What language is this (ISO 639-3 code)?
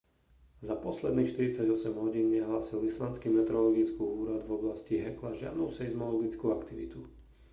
slk